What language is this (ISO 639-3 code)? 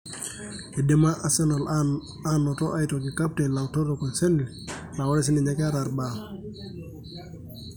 mas